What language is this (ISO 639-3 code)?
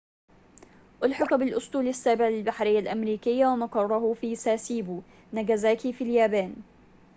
ara